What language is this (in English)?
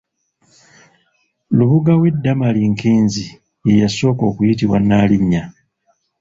Ganda